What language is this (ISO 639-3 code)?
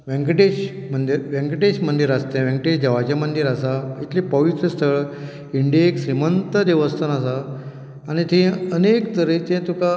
kok